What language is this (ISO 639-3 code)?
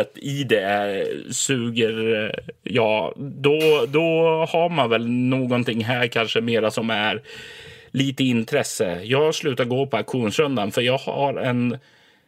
swe